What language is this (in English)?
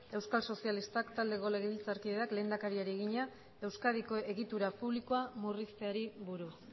Basque